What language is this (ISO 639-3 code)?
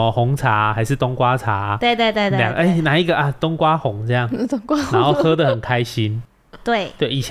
zho